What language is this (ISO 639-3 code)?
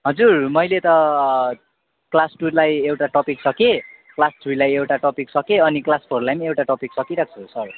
nep